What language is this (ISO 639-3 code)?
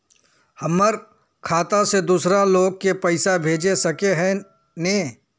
mag